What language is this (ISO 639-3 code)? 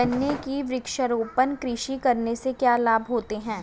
hin